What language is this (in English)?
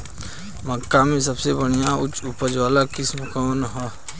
Bhojpuri